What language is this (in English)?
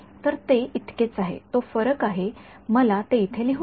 Marathi